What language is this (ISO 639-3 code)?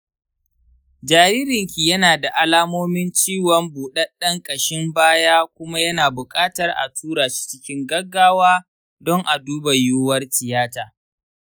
hau